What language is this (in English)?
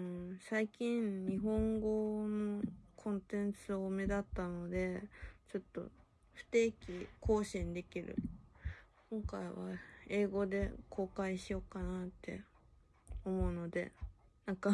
Japanese